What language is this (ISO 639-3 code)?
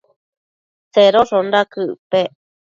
mcf